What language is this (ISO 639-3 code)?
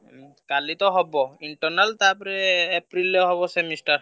ori